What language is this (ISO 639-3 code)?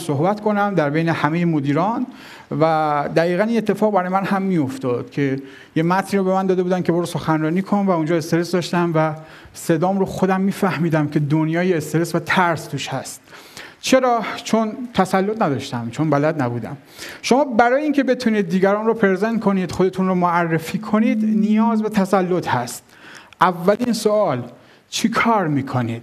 fas